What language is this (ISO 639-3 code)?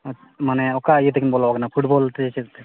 sat